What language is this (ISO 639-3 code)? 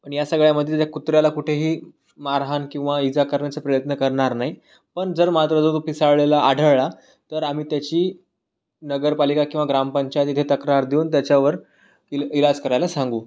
mar